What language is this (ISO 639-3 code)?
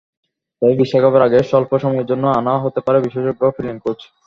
ben